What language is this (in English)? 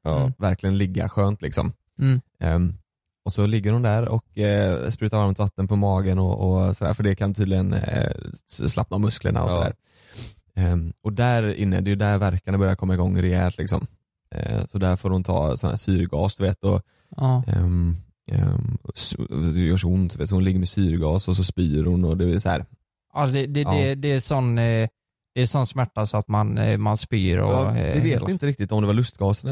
Swedish